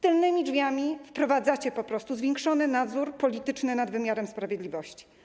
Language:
Polish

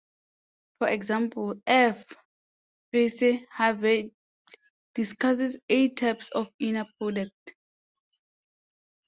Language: English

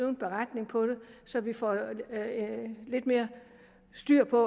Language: Danish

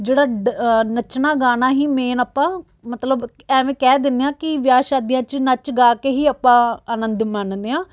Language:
Punjabi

